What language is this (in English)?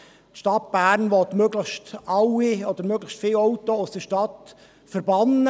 Swiss German